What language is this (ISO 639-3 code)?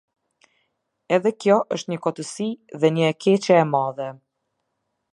sqi